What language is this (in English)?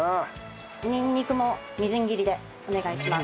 Japanese